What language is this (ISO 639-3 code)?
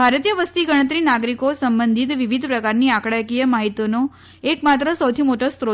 guj